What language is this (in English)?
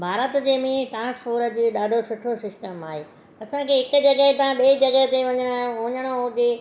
Sindhi